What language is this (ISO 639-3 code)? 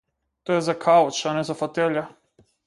mkd